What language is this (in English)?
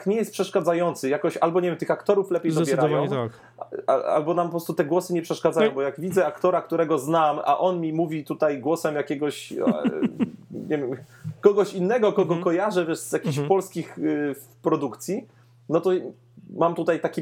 Polish